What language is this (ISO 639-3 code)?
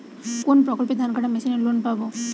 ben